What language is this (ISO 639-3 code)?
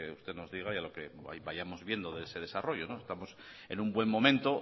spa